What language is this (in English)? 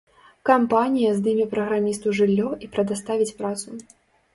Belarusian